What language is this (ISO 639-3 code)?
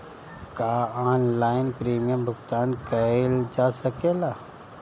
bho